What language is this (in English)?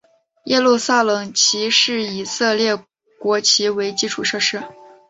Chinese